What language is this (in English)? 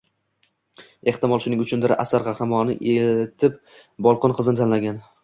Uzbek